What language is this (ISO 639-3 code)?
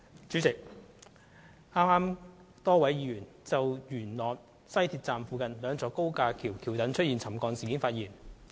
yue